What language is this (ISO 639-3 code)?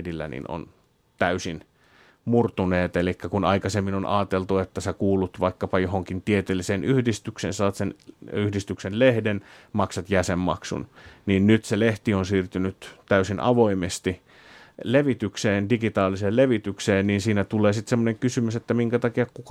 fin